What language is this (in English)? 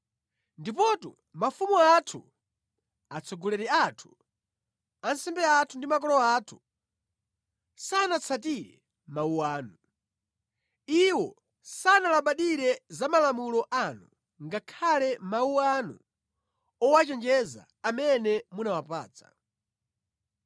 Nyanja